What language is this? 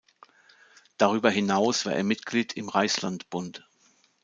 German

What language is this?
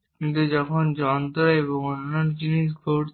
Bangla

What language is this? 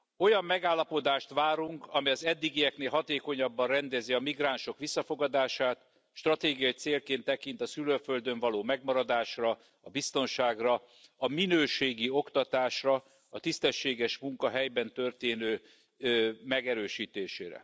Hungarian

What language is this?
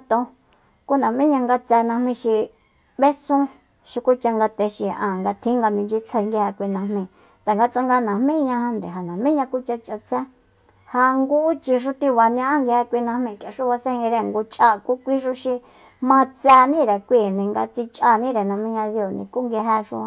Soyaltepec Mazatec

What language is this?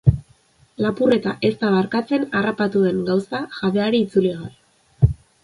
Basque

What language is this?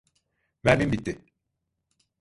Turkish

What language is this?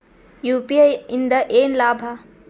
Kannada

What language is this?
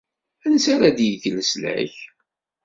Kabyle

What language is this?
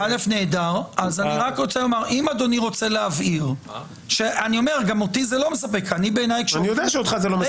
Hebrew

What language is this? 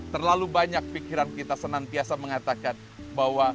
Indonesian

